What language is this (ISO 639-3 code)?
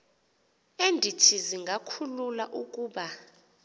xho